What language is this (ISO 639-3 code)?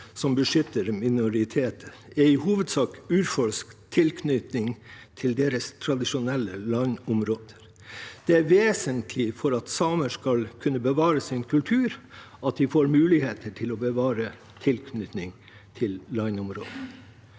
nor